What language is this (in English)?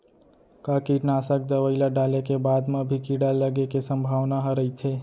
Chhattisgarhi